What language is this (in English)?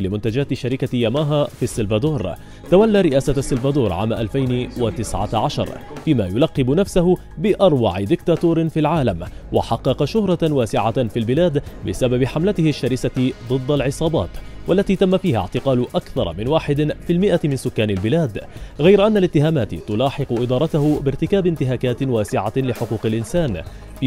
Arabic